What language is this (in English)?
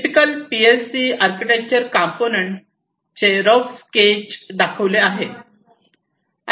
Marathi